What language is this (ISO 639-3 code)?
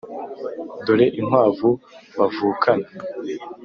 kin